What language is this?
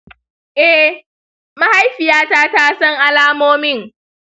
Hausa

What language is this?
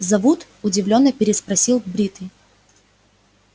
Russian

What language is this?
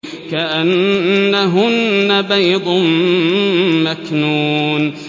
Arabic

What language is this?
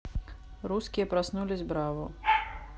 Russian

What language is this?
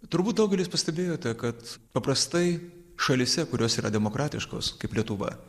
Lithuanian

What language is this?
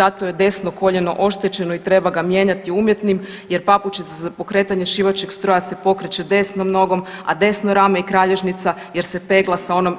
Croatian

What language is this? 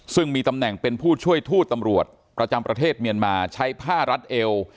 Thai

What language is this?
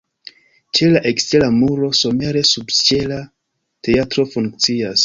Esperanto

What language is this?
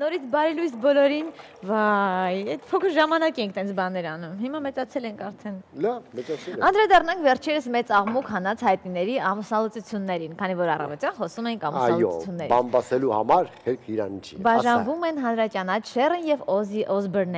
Romanian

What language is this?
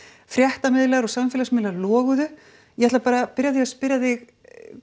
Icelandic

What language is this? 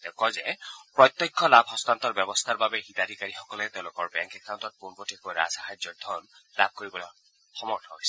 Assamese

